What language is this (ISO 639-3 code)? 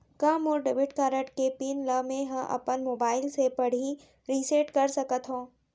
hne